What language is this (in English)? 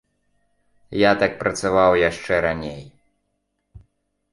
Belarusian